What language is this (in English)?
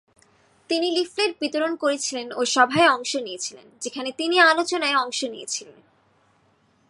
Bangla